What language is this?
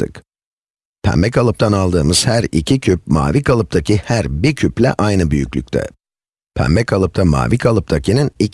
Turkish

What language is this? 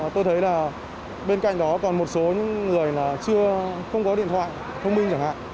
Vietnamese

